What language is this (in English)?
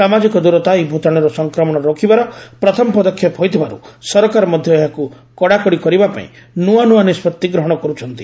Odia